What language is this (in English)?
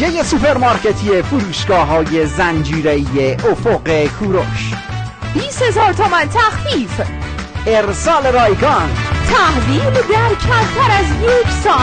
Persian